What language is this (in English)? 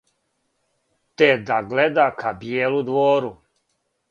Serbian